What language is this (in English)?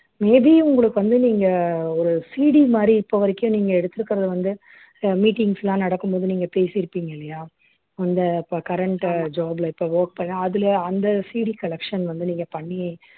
Tamil